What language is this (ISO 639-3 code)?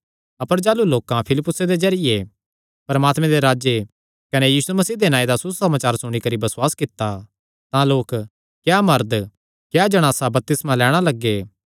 xnr